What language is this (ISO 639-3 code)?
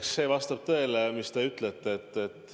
est